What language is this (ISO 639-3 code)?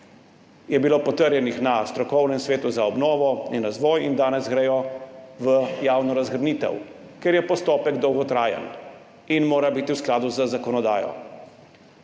slv